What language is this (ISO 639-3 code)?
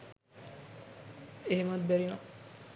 sin